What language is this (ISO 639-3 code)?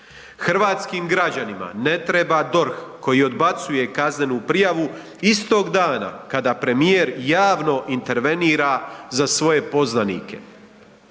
hrv